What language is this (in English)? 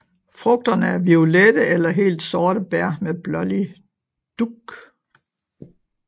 Danish